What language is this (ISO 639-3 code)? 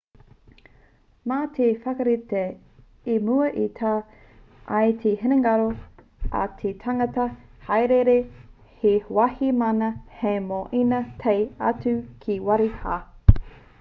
mri